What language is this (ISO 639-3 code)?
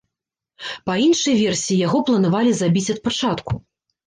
bel